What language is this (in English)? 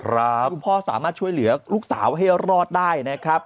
Thai